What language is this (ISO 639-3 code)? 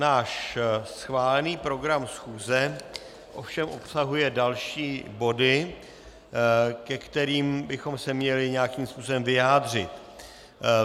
ces